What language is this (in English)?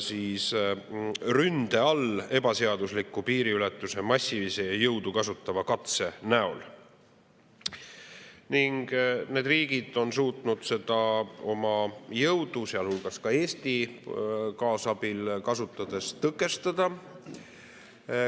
Estonian